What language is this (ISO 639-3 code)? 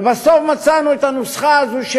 heb